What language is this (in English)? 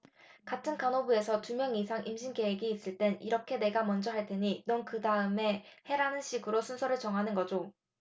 Korean